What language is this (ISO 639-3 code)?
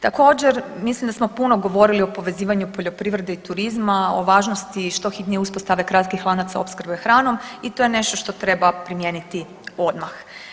hrv